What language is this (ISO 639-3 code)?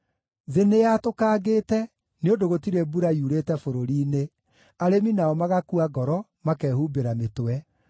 kik